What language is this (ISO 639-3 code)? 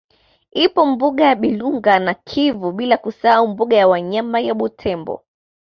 swa